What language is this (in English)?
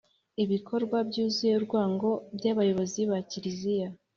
Kinyarwanda